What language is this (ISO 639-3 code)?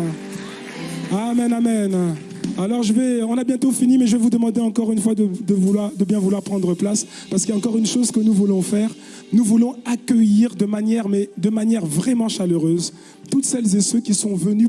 fra